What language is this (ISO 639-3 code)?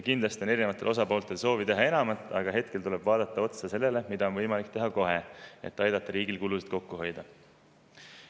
est